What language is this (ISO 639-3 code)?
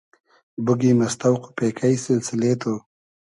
haz